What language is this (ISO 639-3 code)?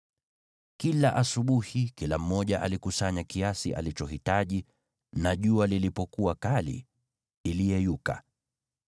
swa